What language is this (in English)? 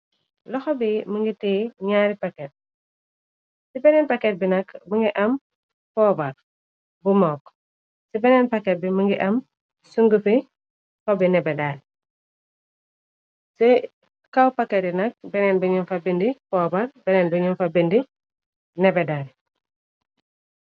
Wolof